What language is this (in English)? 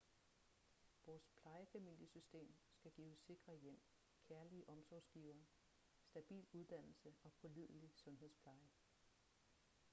Danish